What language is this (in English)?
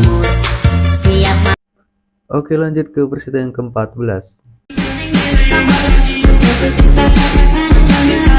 Indonesian